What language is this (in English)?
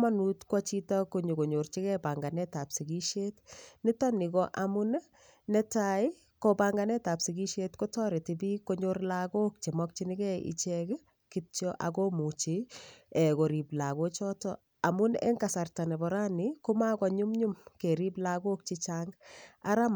Kalenjin